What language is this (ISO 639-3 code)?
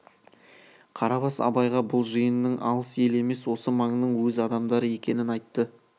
kaz